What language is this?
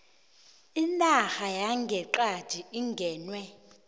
South Ndebele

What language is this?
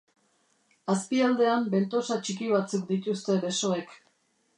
Basque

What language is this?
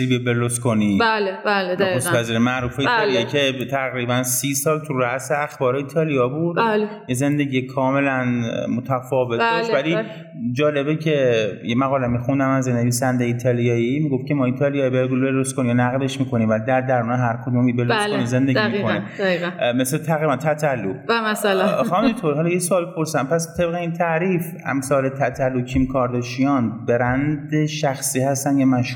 Persian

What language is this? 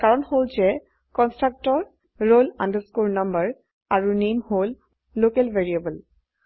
Assamese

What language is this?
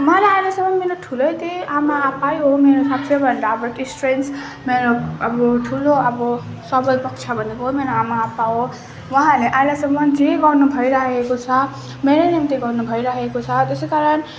Nepali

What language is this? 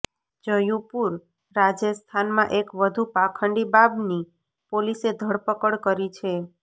Gujarati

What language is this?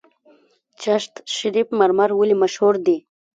Pashto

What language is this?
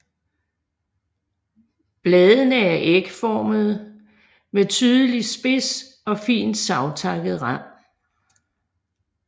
Danish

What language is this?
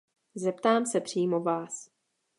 Czech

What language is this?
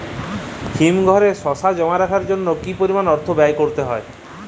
Bangla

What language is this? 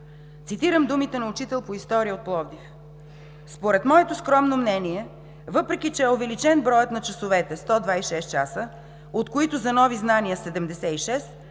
Bulgarian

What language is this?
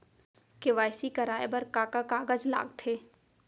Chhattisgarhi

